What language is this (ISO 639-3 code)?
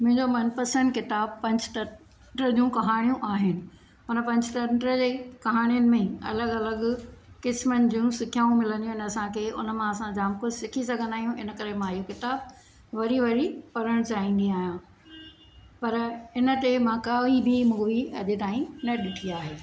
snd